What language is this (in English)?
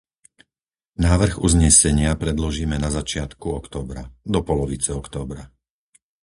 Slovak